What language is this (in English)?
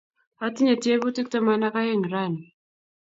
Kalenjin